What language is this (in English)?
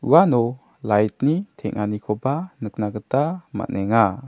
Garo